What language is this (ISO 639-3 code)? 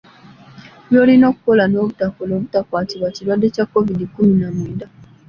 lug